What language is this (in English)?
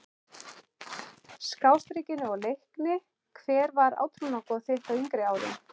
Icelandic